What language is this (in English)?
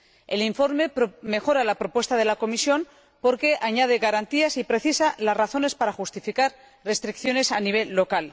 Spanish